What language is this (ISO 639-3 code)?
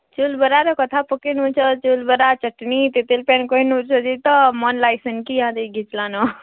ori